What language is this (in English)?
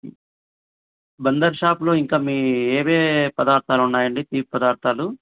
Telugu